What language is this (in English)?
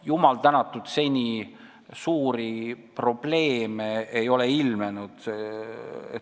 Estonian